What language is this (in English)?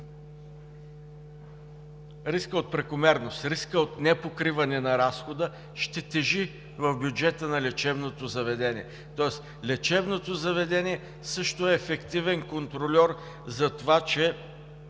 Bulgarian